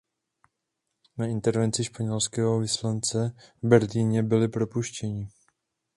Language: Czech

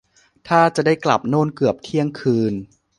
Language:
Thai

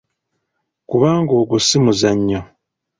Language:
Ganda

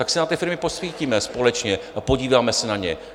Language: Czech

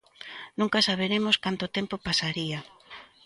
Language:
Galician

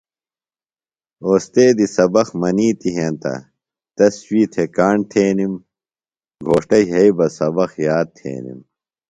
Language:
Phalura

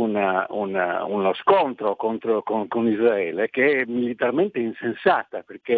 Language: Italian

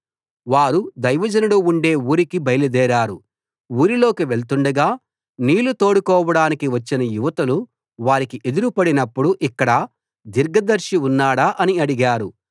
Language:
Telugu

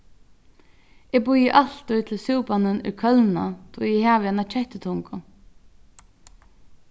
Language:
Faroese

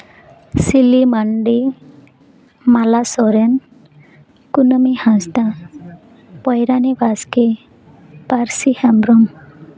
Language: Santali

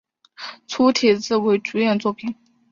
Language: Chinese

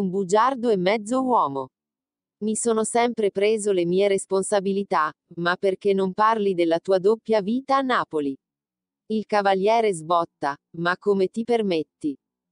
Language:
Italian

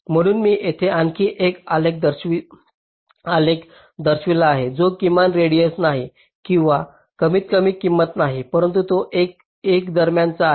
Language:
Marathi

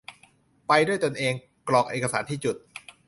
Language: Thai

